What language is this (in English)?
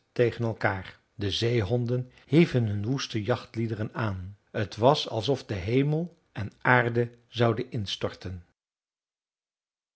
Dutch